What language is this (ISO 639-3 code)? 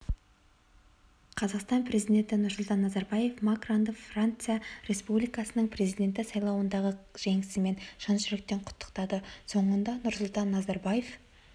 kaz